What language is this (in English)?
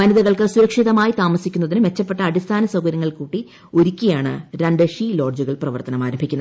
Malayalam